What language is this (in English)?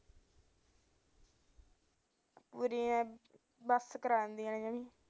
Punjabi